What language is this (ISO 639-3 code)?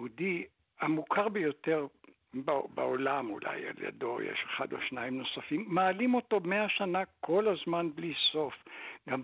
heb